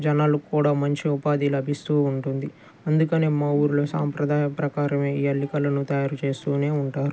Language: Telugu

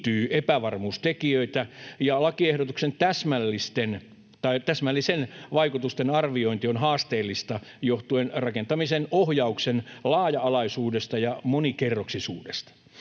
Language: Finnish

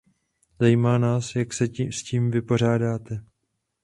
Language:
Czech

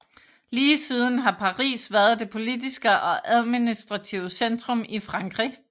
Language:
Danish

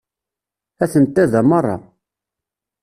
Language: Kabyle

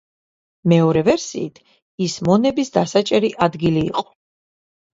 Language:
Georgian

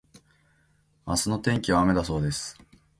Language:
Japanese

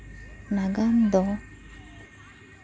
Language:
Santali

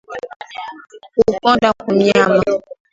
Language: Swahili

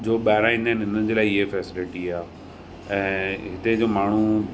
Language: Sindhi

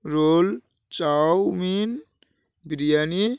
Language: Bangla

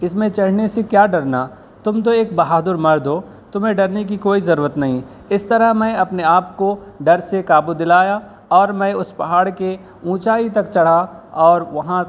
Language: Urdu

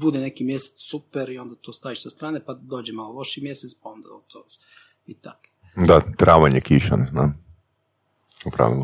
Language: Croatian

